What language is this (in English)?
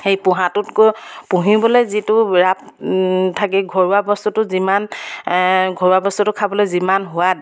Assamese